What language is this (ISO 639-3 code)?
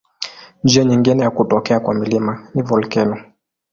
swa